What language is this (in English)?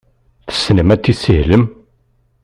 Kabyle